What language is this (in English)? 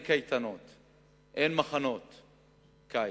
Hebrew